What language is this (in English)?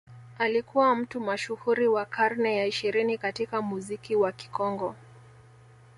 Swahili